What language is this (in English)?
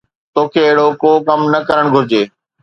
Sindhi